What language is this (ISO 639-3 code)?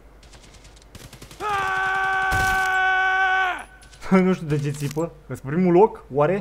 ron